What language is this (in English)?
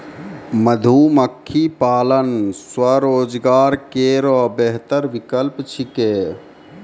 Maithili